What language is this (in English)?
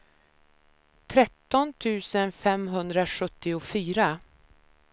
Swedish